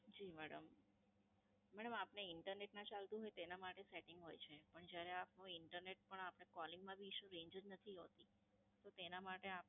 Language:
Gujarati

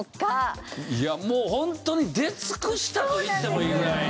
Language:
Japanese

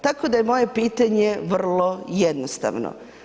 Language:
Croatian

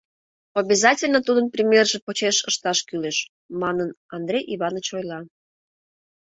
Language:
Mari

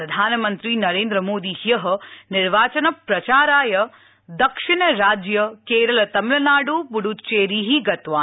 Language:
Sanskrit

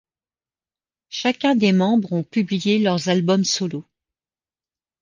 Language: French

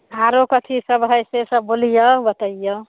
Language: Maithili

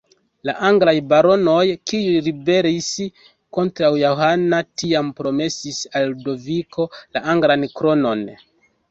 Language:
Esperanto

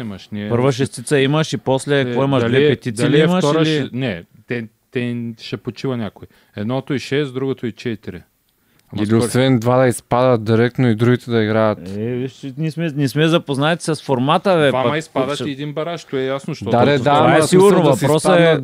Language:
Bulgarian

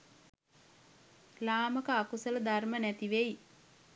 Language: Sinhala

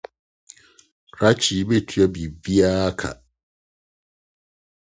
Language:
Akan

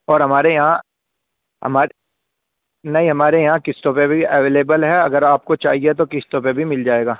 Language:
Urdu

